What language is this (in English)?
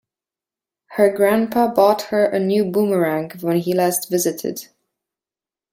English